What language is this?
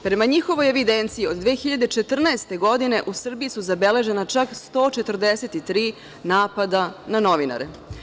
Serbian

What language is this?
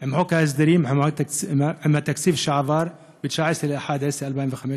Hebrew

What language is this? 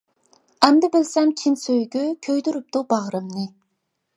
Uyghur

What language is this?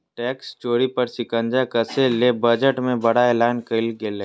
Magahi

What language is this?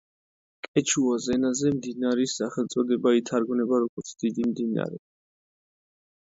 Georgian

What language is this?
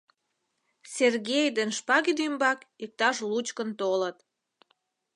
Mari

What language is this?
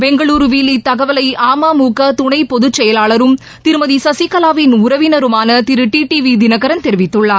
Tamil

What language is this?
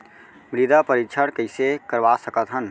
Chhattisgarhi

